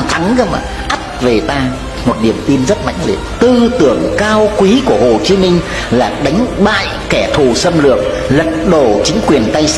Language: Vietnamese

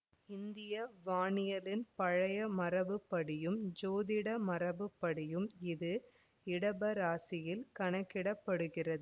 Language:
Tamil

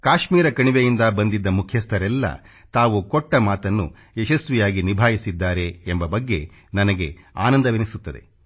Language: Kannada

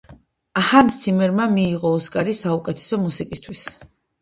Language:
Georgian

